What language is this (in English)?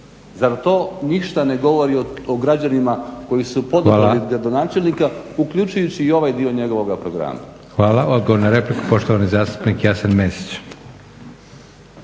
Croatian